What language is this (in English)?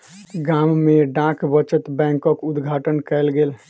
Maithili